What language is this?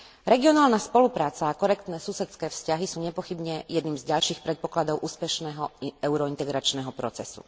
Slovak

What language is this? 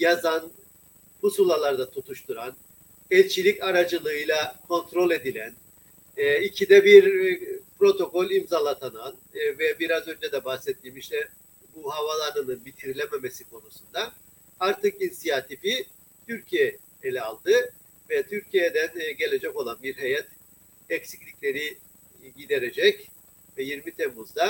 Turkish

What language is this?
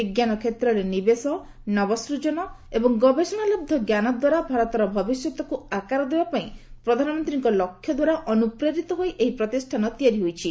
Odia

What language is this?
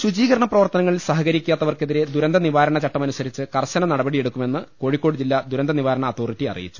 Malayalam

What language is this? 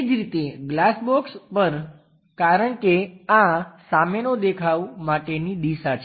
Gujarati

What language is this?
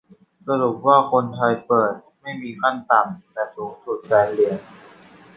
Thai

